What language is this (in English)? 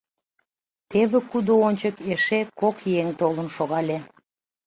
Mari